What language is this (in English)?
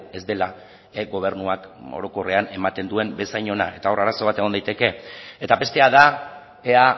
Basque